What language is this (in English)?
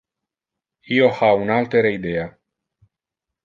Interlingua